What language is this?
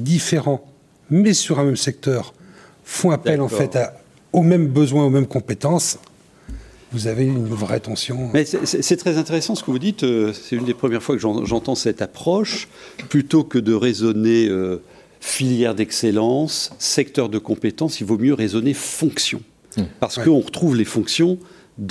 French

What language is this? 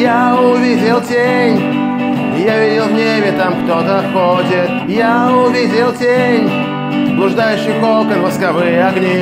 Russian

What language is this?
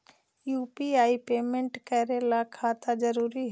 Magahi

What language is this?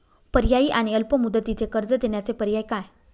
Marathi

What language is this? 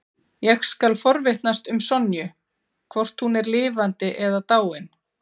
Icelandic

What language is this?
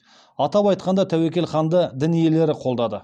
Kazakh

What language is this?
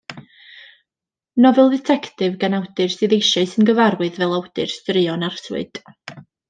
Welsh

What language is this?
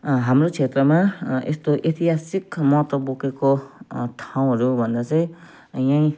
Nepali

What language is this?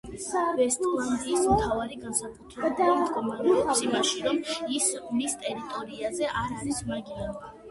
Georgian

